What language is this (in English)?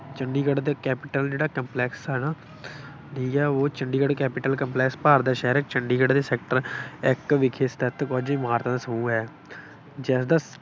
Punjabi